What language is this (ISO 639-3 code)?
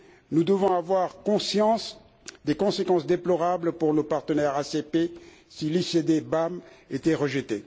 fra